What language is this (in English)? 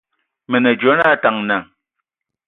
Ewondo